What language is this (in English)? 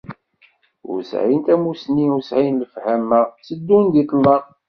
Kabyle